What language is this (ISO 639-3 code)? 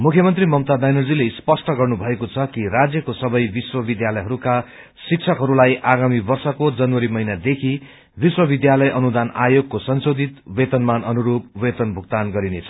nep